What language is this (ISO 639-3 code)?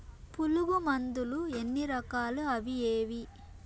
tel